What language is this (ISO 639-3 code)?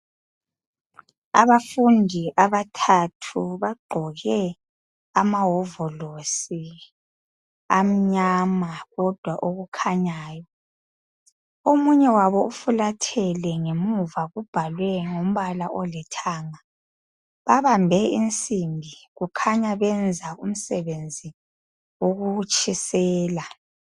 nde